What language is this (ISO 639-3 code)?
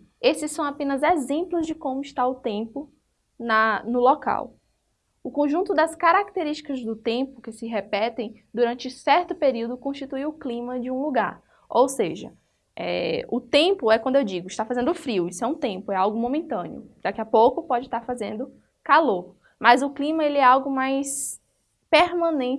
por